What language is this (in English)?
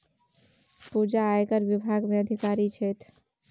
Maithili